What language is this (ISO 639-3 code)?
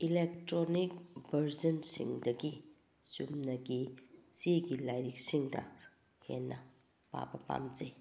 mni